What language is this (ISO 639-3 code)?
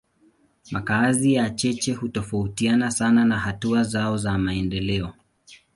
swa